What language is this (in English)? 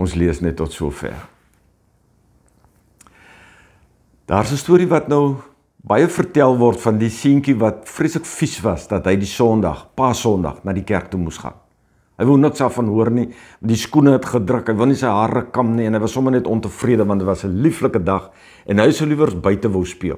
Dutch